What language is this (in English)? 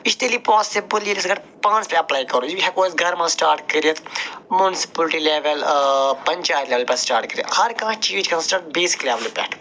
Kashmiri